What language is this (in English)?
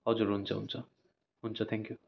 Nepali